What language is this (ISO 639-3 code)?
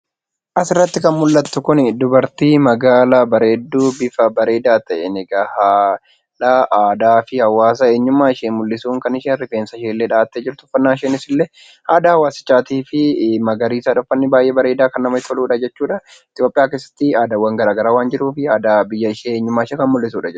orm